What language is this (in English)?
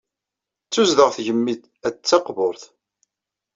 Kabyle